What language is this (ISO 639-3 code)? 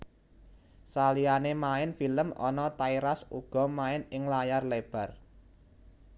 jav